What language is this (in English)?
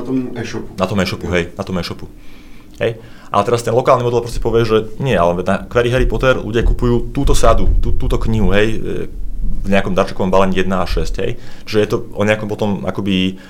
Czech